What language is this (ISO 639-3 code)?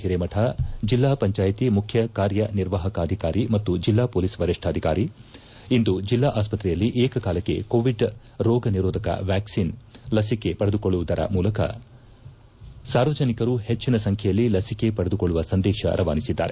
kan